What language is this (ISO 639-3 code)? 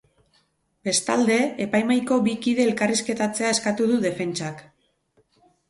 eus